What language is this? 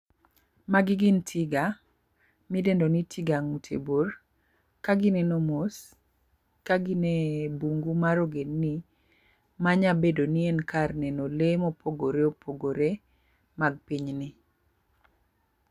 Luo (Kenya and Tanzania)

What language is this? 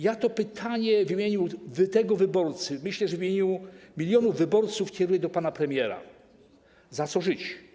Polish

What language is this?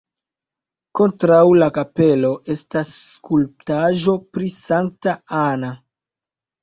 Esperanto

